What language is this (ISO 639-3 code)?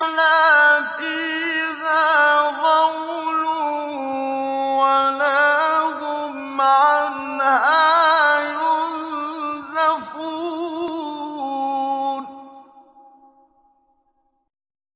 ara